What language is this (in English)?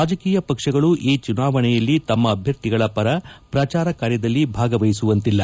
Kannada